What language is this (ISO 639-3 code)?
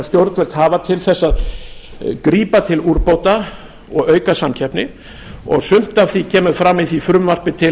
isl